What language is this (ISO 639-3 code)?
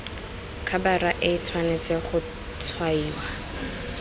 tsn